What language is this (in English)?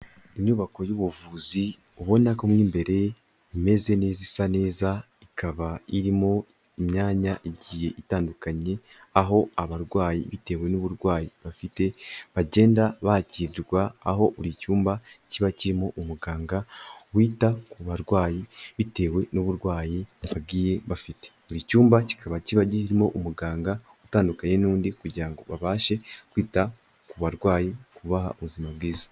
Kinyarwanda